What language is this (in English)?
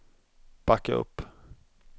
Swedish